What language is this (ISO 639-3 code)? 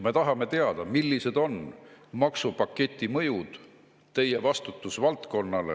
est